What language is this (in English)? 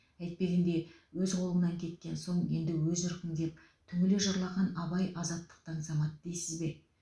Kazakh